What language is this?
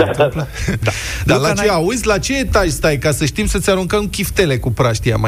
Romanian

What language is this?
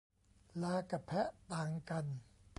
Thai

